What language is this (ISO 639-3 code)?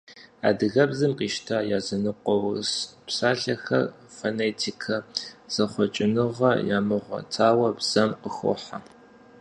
kbd